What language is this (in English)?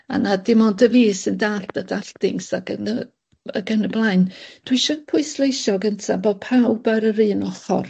Welsh